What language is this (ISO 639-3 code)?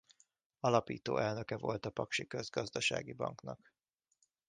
hun